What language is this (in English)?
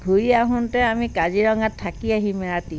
Assamese